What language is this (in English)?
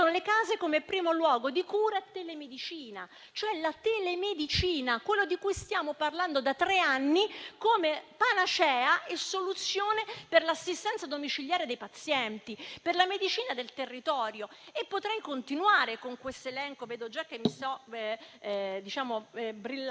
Italian